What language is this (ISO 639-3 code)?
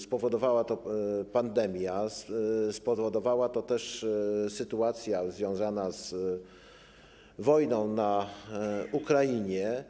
pol